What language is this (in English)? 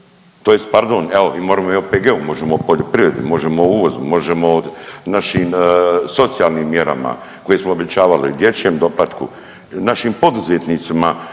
Croatian